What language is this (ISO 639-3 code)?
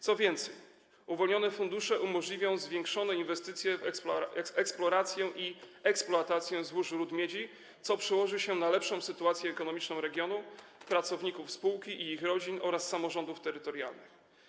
pol